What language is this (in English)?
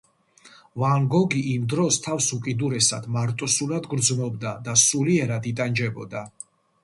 Georgian